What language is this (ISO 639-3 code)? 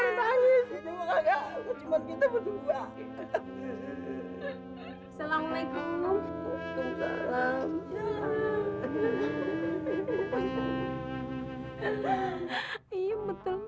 ind